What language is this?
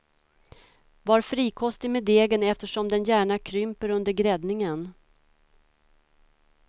Swedish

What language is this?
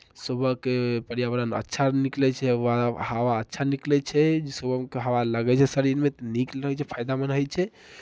Maithili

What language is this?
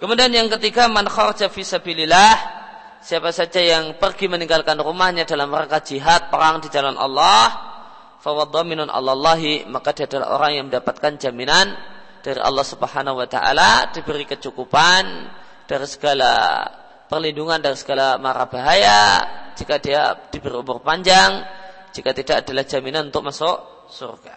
Indonesian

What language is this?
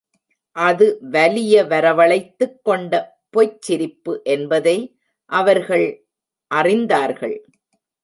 Tamil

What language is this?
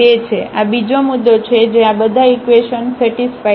Gujarati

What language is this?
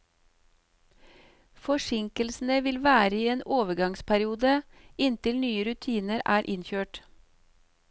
Norwegian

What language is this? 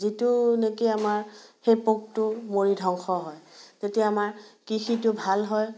Assamese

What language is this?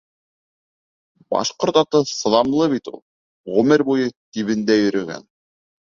Bashkir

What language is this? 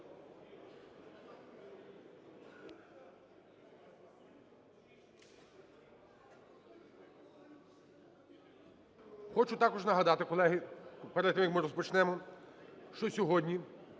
Ukrainian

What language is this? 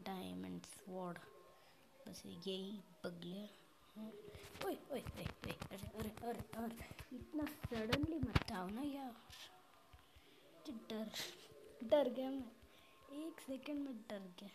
Hindi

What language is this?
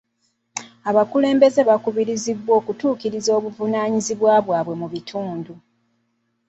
Ganda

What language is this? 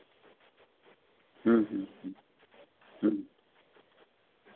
Santali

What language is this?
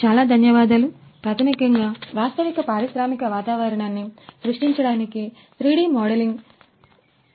Telugu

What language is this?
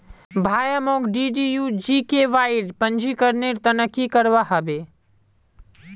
Magahi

